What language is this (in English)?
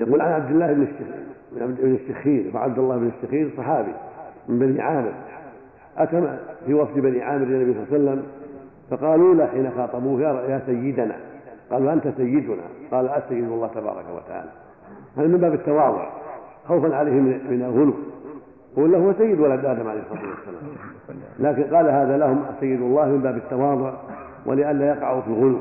Arabic